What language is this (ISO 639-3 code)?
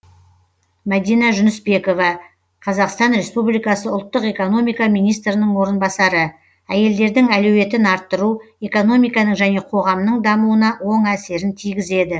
kaz